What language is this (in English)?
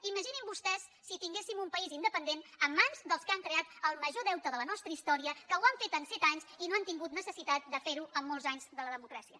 Catalan